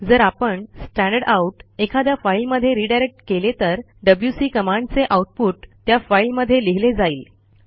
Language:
Marathi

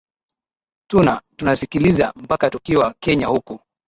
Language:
Swahili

